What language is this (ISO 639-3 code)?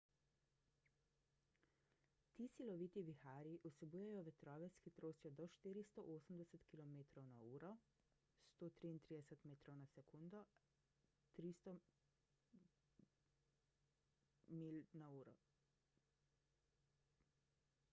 slv